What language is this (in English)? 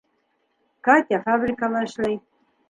Bashkir